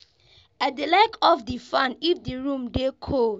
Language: Nigerian Pidgin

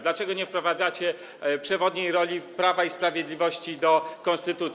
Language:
Polish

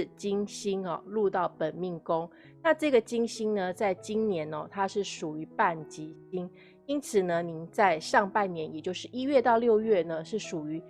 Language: Chinese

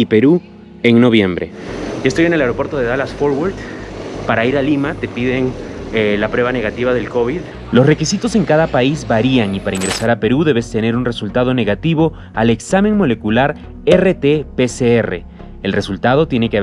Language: Spanish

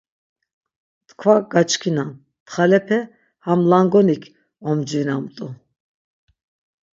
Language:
Laz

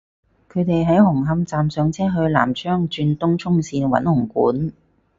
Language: Cantonese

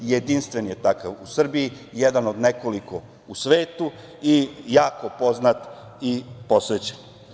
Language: Serbian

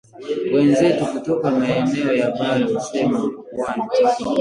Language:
Swahili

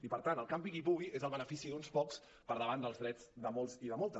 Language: Catalan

